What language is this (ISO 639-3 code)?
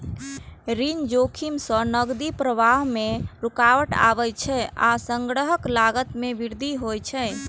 mai